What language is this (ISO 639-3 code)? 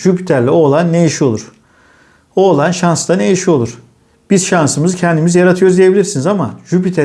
tur